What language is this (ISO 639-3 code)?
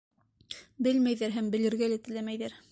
bak